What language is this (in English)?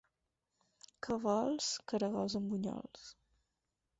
Catalan